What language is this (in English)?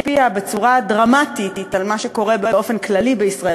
Hebrew